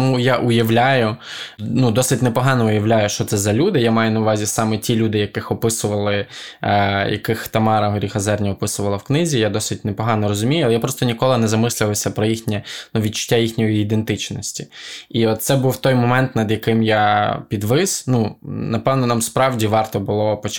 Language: Ukrainian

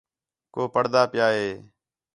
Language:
Khetrani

